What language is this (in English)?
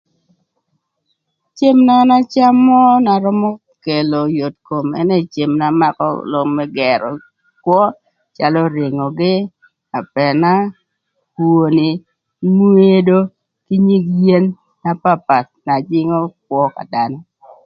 Thur